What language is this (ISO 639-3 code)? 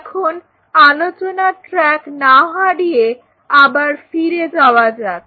ben